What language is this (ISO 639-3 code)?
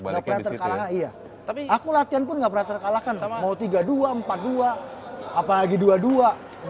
ind